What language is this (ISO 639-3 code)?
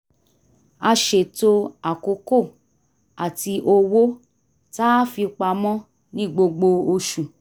yor